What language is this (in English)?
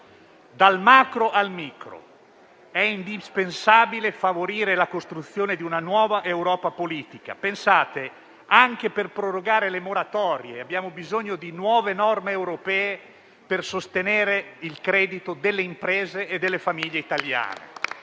Italian